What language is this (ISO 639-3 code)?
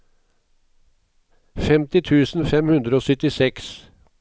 nor